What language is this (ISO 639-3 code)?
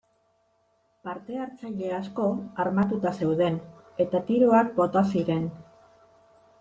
eus